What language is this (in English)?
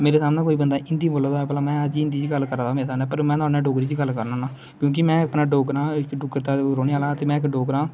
Dogri